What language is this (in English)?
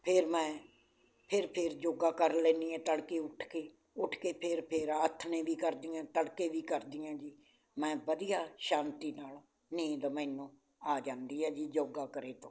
Punjabi